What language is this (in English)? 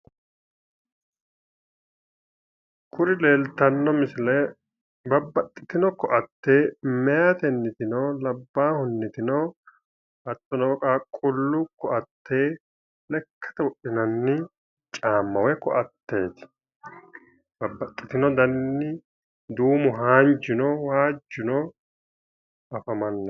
Sidamo